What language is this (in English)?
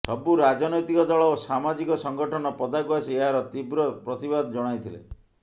Odia